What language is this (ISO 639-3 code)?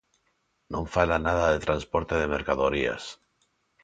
glg